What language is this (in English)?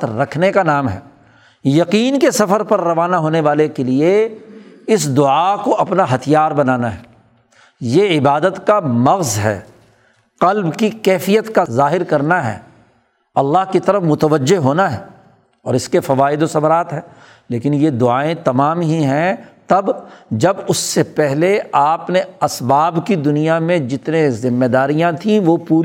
Urdu